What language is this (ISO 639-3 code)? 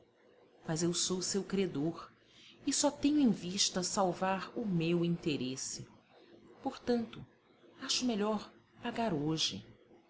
por